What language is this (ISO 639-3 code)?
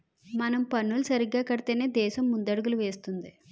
tel